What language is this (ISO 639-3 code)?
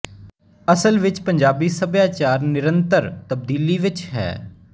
pan